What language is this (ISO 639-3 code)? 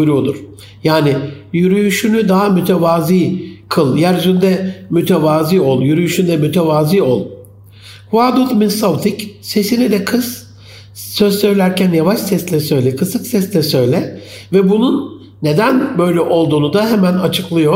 tur